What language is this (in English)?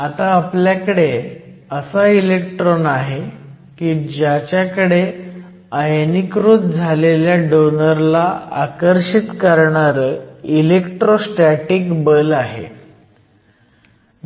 Marathi